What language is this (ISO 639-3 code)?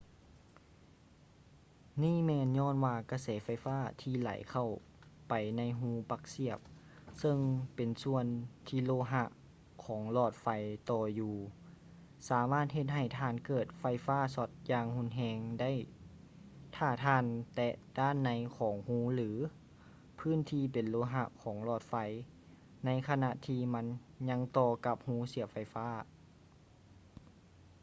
lao